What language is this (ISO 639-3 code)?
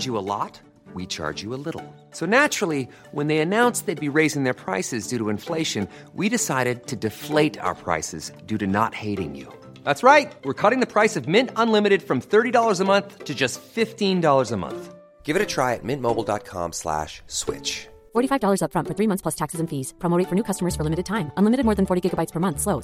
fil